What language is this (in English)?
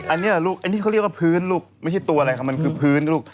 Thai